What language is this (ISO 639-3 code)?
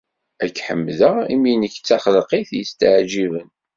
kab